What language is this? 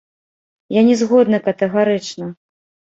Belarusian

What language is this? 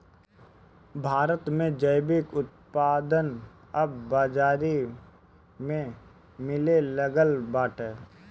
Bhojpuri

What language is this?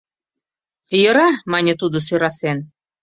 Mari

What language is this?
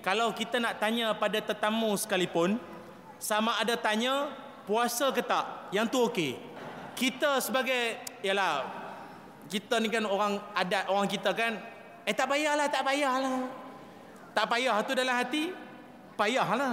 Malay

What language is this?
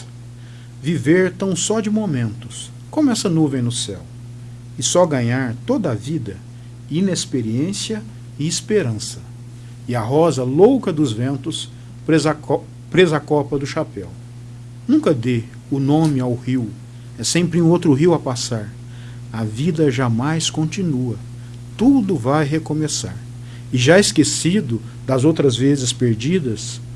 Portuguese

